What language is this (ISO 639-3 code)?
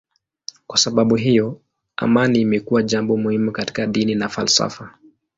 swa